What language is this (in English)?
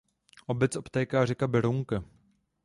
Czech